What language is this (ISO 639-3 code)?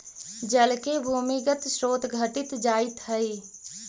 mag